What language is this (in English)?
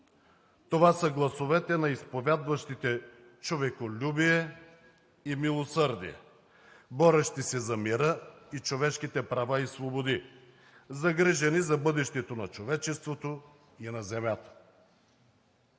Bulgarian